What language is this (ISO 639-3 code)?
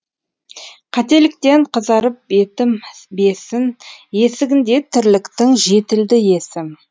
kaz